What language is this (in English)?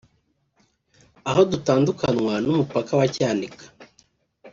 Kinyarwanda